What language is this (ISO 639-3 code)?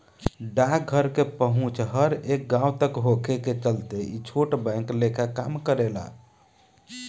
bho